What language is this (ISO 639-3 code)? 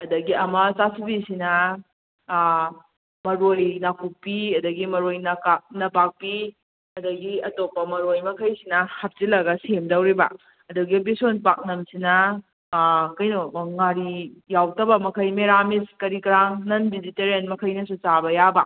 mni